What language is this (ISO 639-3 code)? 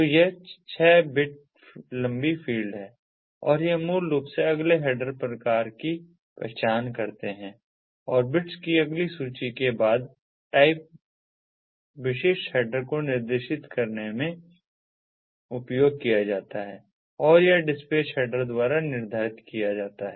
hin